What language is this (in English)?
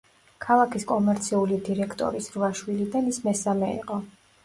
Georgian